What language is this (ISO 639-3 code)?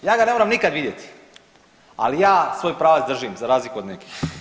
hrv